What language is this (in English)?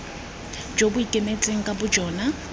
Tswana